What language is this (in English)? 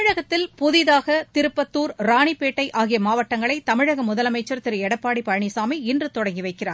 Tamil